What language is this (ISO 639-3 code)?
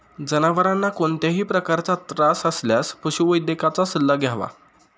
mar